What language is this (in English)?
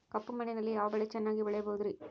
Kannada